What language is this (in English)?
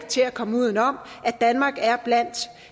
Danish